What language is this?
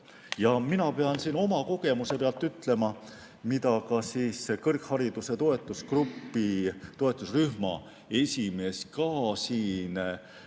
Estonian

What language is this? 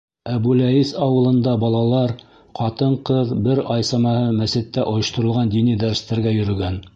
Bashkir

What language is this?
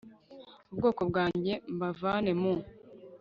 Kinyarwanda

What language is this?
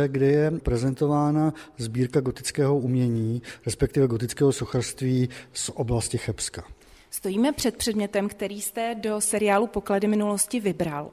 Czech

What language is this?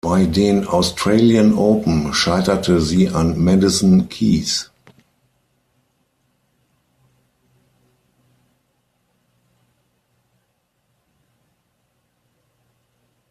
German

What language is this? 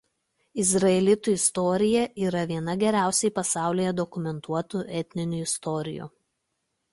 Lithuanian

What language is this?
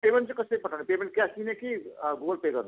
Nepali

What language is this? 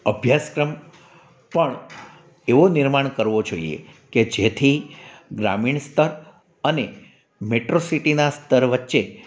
Gujarati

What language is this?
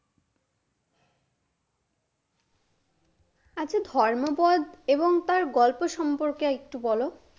Bangla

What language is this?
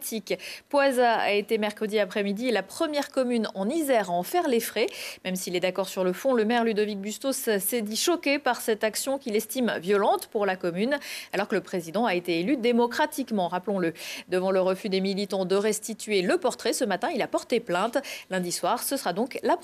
French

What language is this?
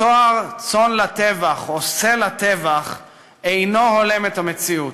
Hebrew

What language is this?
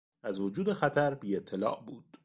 Persian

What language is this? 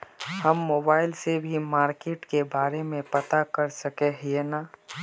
Magahi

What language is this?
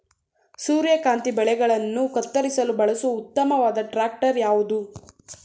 Kannada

